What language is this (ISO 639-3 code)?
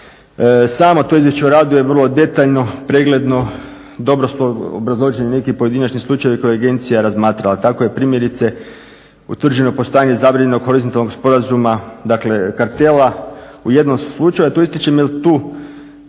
hrv